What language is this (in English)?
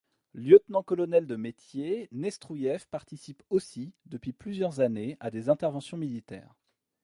French